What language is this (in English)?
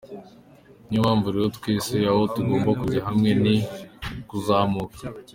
Kinyarwanda